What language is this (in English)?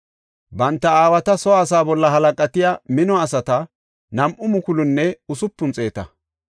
Gofa